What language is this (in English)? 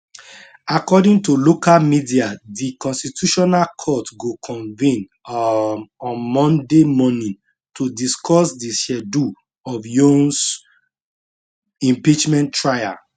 Nigerian Pidgin